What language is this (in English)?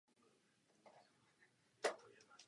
Czech